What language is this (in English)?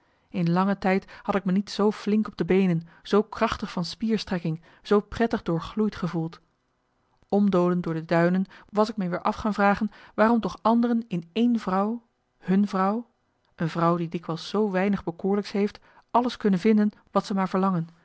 Dutch